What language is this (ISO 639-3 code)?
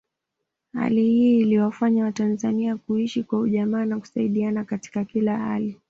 swa